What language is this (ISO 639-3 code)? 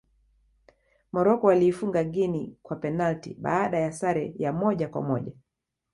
swa